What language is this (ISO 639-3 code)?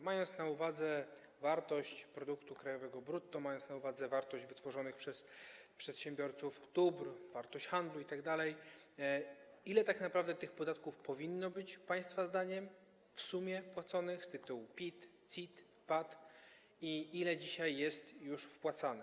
pol